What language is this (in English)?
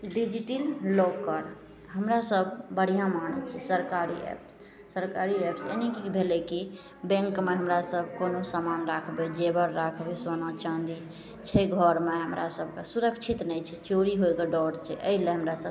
Maithili